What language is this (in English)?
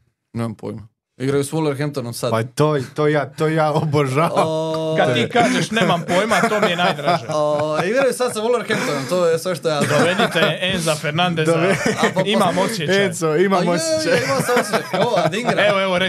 Croatian